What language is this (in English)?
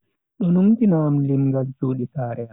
Bagirmi Fulfulde